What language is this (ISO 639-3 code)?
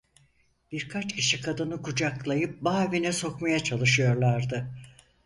tur